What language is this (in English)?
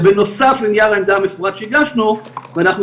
Hebrew